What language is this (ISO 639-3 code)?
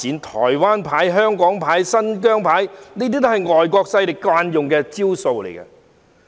yue